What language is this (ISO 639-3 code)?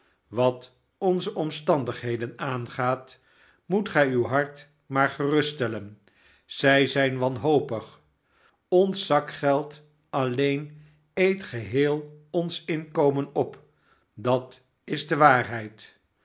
nld